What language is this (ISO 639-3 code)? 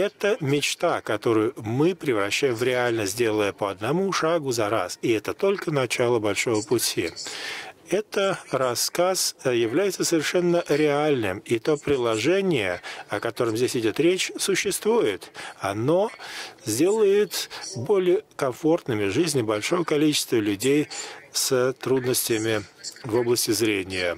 rus